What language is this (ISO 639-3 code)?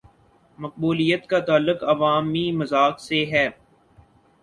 urd